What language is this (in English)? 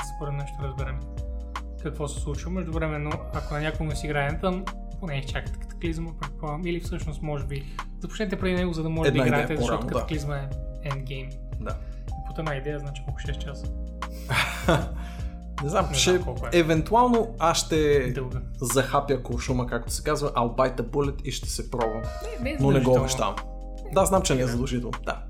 Bulgarian